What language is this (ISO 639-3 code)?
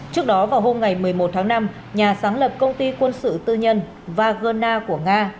vie